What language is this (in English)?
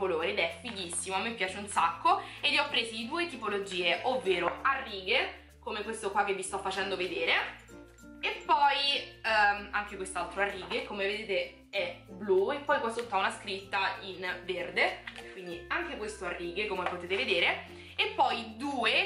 Italian